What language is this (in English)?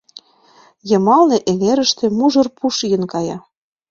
Mari